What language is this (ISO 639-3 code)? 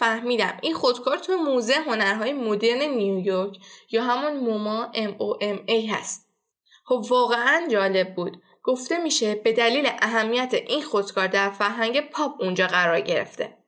fas